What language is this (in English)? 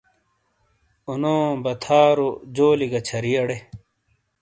Shina